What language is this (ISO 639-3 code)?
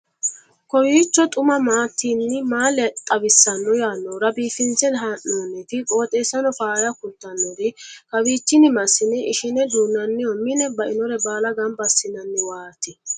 sid